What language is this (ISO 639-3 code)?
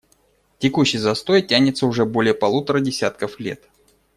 rus